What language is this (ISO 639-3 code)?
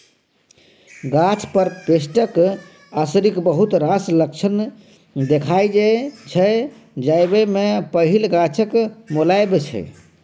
mai